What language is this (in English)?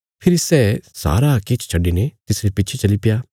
Bilaspuri